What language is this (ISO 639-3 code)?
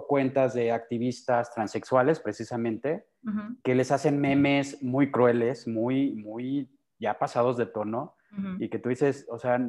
spa